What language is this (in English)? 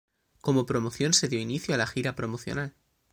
Spanish